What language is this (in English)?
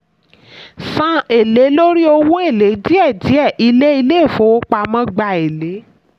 Yoruba